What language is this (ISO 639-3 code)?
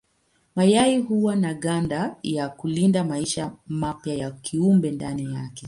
swa